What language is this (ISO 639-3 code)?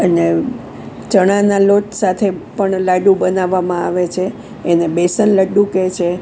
guj